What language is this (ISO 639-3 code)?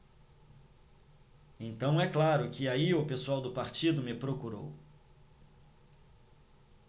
por